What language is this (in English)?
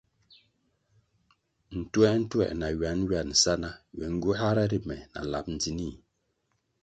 Kwasio